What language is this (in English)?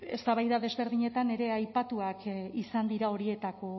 Basque